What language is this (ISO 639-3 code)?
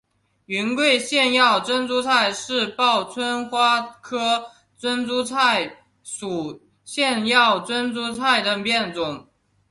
zho